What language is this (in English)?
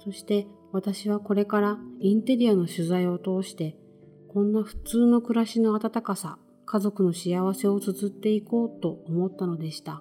Japanese